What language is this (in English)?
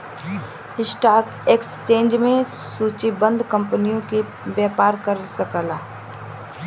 Bhojpuri